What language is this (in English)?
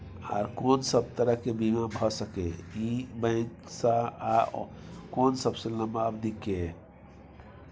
Maithili